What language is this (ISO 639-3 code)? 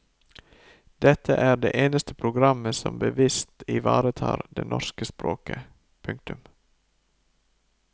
nor